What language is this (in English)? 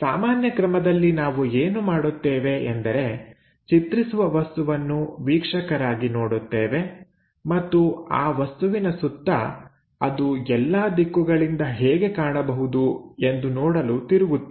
Kannada